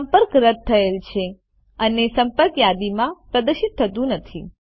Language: Gujarati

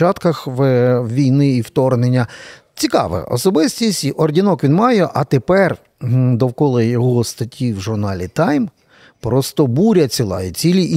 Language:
Ukrainian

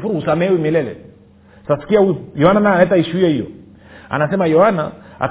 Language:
Swahili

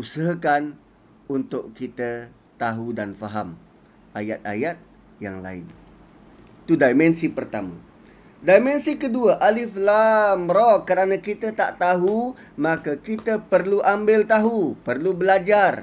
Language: Malay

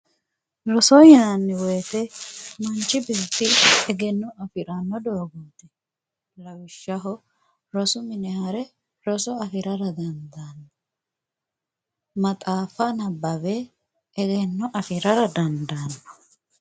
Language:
Sidamo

